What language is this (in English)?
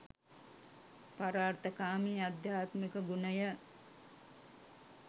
Sinhala